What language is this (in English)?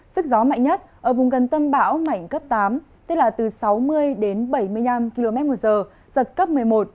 Vietnamese